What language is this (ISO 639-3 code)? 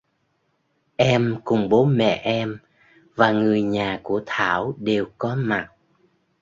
vie